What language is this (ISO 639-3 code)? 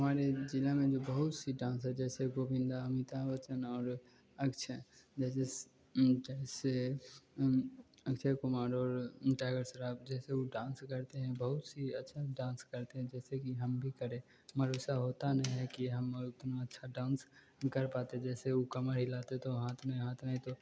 hin